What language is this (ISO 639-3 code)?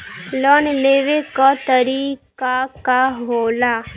bho